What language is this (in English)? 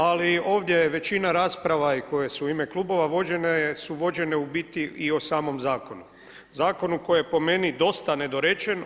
Croatian